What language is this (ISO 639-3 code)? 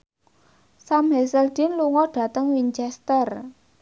jav